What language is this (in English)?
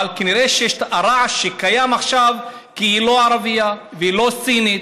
Hebrew